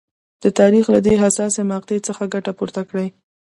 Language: Pashto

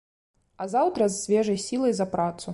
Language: Belarusian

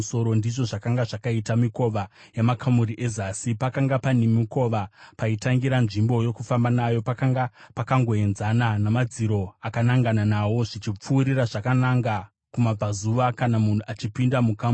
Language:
Shona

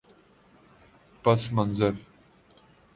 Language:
Urdu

